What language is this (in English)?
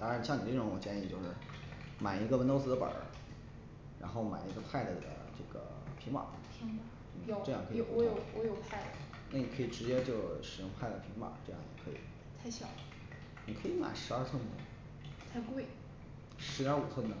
Chinese